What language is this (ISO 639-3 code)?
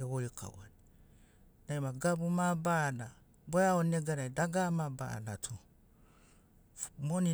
snc